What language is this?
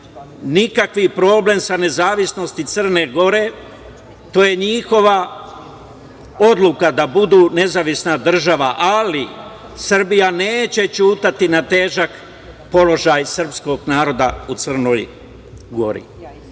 Serbian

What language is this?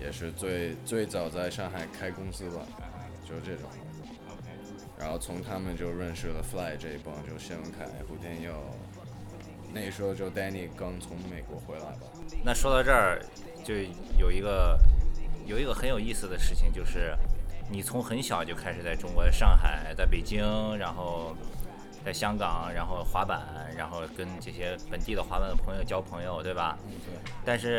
Chinese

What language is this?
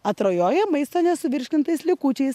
Lithuanian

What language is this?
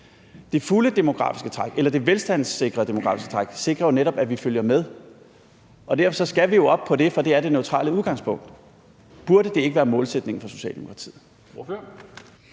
Danish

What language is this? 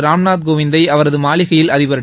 Tamil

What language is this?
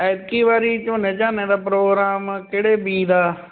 Punjabi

